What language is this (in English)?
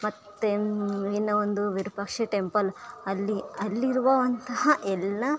Kannada